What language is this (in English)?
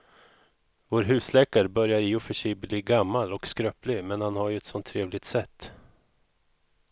Swedish